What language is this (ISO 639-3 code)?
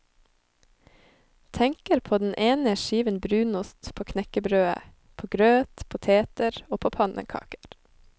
nor